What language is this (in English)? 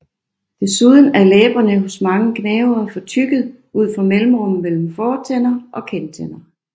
Danish